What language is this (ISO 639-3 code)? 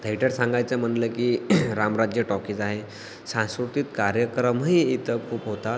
mar